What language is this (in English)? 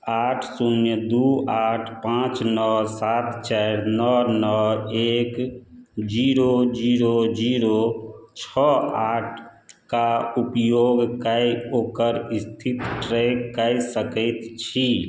Maithili